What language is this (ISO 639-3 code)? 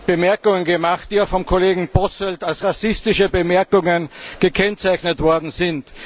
deu